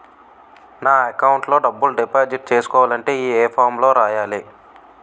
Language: Telugu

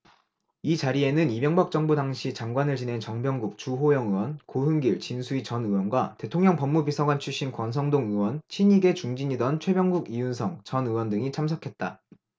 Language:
Korean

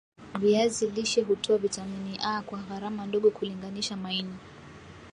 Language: Swahili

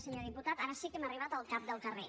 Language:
Catalan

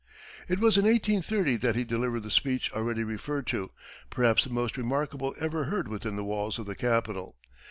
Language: English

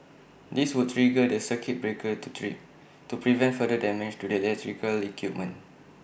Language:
English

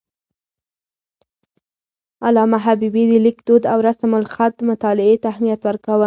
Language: Pashto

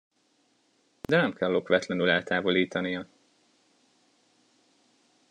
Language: Hungarian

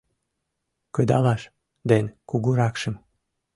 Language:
Mari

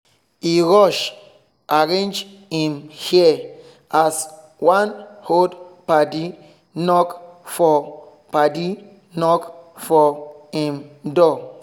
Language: Nigerian Pidgin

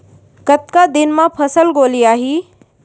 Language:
Chhattisgarhi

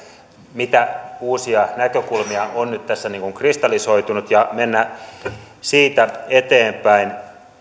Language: Finnish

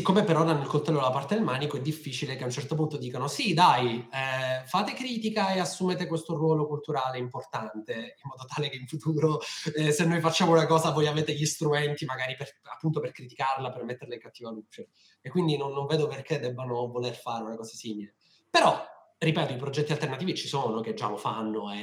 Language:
Italian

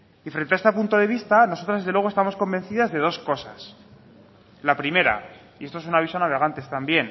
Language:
Spanish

